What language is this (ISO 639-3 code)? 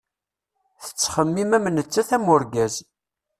kab